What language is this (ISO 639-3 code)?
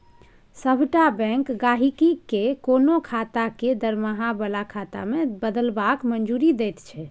mai